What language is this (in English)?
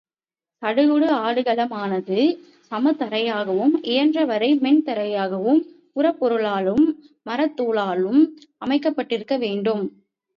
Tamil